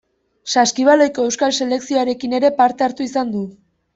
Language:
Basque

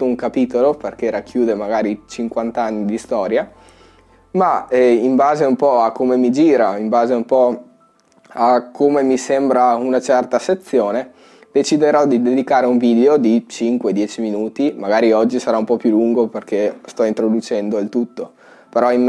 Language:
Italian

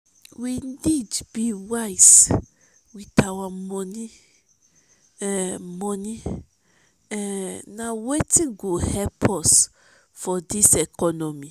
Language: Nigerian Pidgin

